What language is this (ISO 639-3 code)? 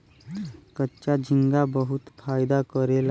bho